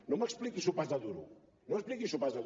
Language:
Catalan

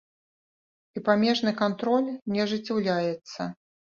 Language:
Belarusian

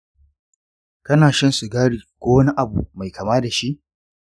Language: Hausa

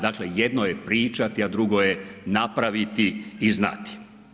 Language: Croatian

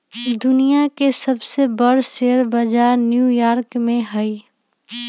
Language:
Magahi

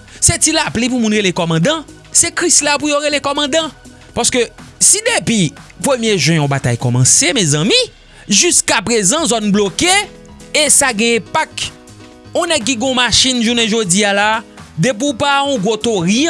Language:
French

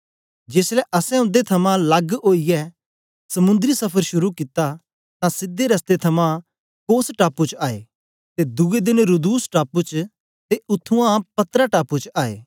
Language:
Dogri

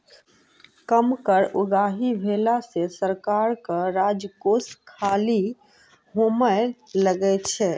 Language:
Maithili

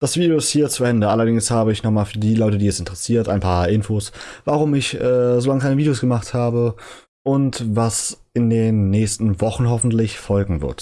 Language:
German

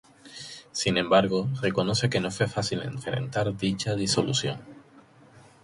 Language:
Spanish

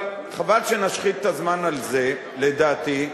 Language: Hebrew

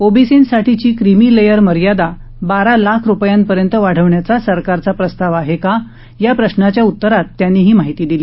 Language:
Marathi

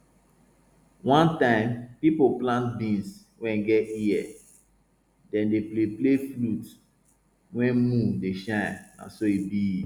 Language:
Nigerian Pidgin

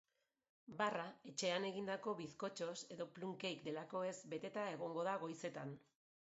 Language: Basque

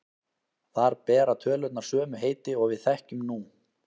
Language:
Icelandic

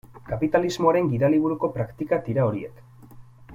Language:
Basque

